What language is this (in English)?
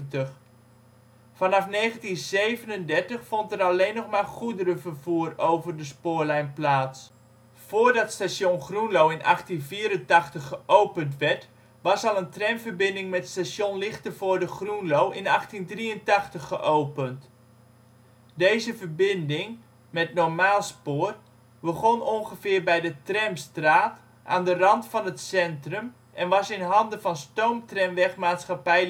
Dutch